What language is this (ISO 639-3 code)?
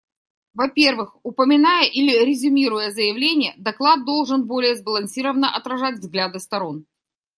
rus